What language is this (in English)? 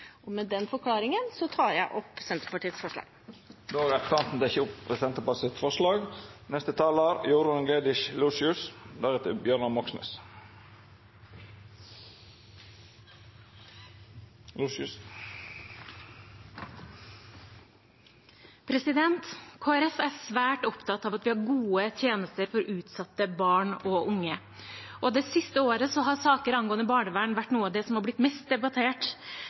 Norwegian